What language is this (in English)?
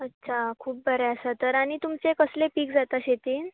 Konkani